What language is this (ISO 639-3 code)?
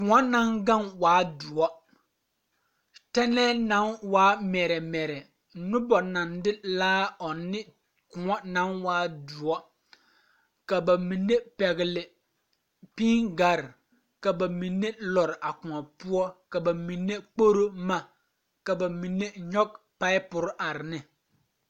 dga